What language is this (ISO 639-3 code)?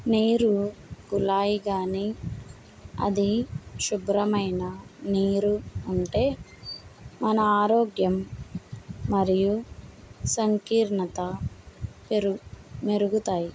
tel